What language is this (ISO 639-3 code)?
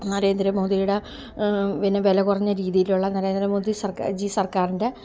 mal